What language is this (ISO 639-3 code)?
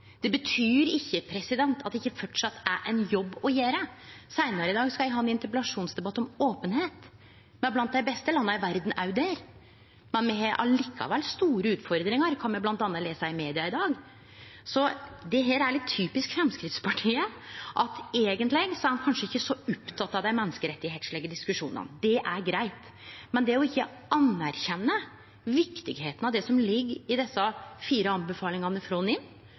nno